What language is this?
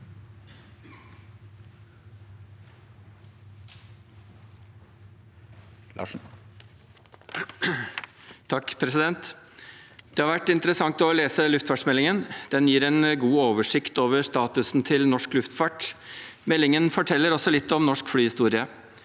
Norwegian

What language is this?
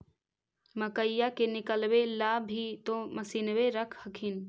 Magahi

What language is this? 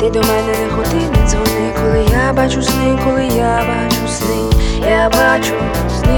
Ukrainian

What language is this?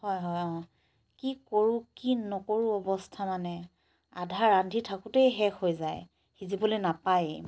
Assamese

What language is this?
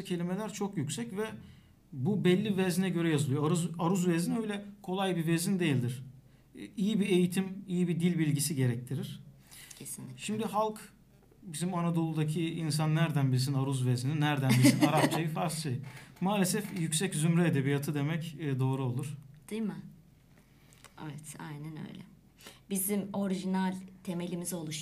Turkish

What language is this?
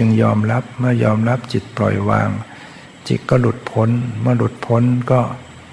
Thai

